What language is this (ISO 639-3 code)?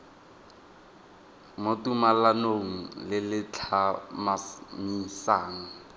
tsn